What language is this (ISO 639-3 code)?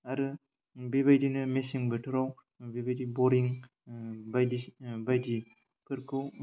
brx